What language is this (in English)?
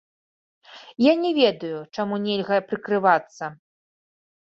Belarusian